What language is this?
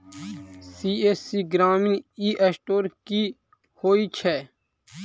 Maithili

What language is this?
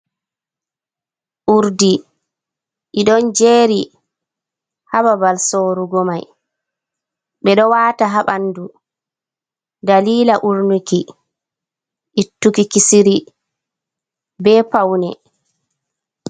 Fula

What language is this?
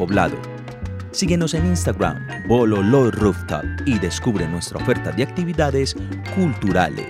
Spanish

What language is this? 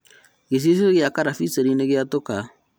Kikuyu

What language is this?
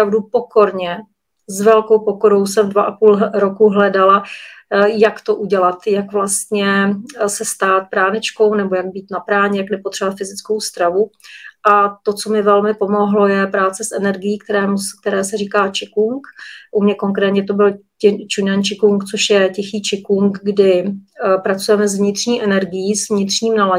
Czech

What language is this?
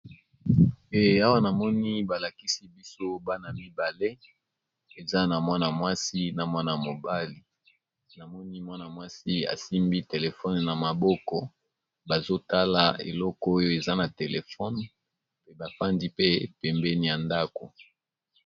Lingala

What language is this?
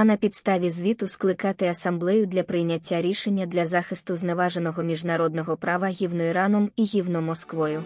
Ukrainian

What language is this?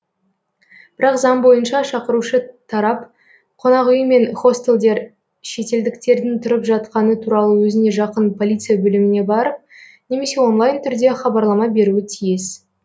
Kazakh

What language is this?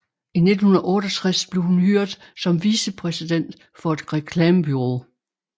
Danish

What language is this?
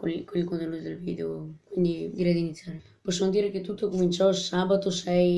Italian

